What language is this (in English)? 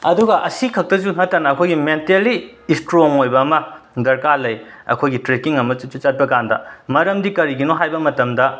Manipuri